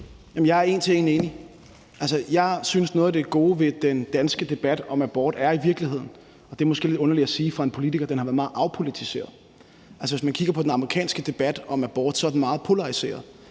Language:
Danish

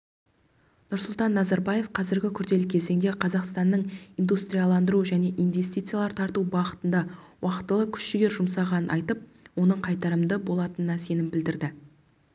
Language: Kazakh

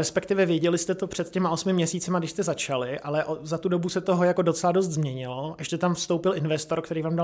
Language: Czech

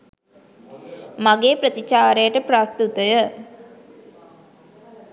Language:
Sinhala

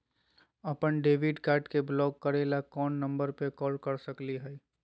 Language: Magahi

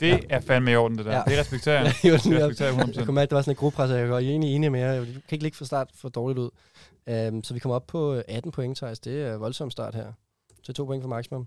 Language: Danish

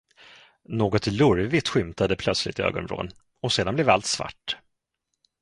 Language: Swedish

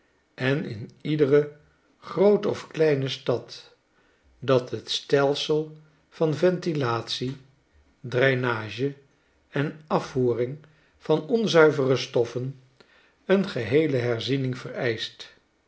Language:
Dutch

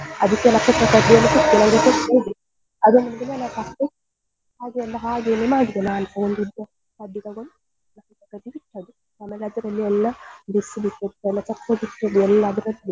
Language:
Kannada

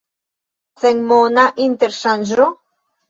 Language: Esperanto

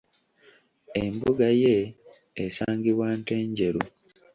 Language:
Ganda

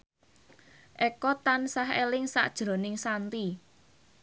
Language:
Javanese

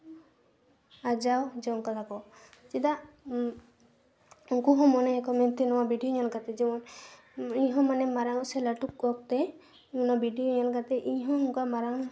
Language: Santali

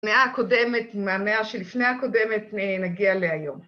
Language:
Hebrew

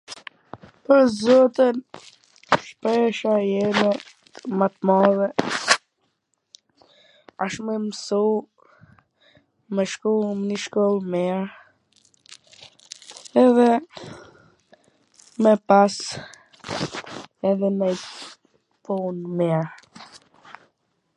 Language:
Gheg Albanian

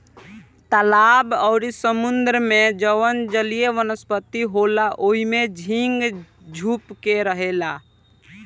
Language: Bhojpuri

